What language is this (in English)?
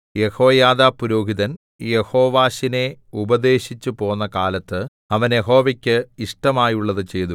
Malayalam